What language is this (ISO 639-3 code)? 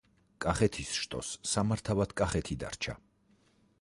kat